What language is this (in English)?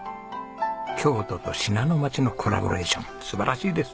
Japanese